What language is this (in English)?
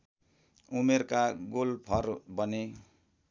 Nepali